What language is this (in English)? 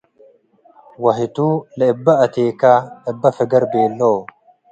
Tigre